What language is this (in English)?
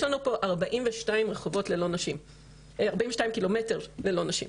Hebrew